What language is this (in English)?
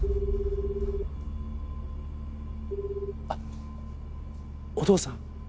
Japanese